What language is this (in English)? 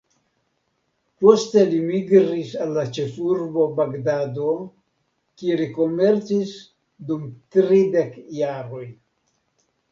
Esperanto